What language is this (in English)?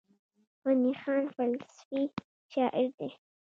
Pashto